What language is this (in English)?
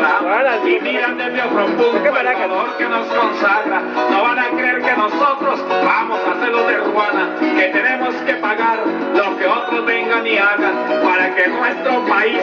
Spanish